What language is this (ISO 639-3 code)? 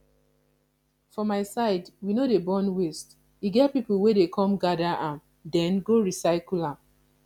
pcm